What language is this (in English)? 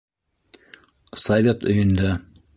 Bashkir